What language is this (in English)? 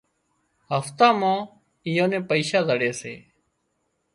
Wadiyara Koli